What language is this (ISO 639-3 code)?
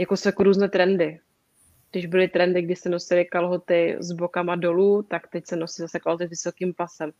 ces